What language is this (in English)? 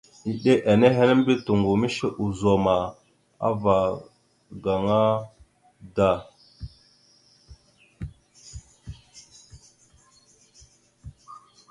Mada (Cameroon)